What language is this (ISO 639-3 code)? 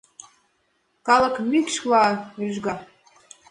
chm